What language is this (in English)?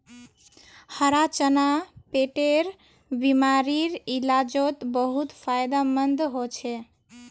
Magahi